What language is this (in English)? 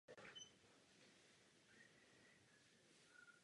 Czech